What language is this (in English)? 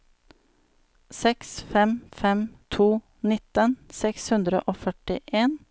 Norwegian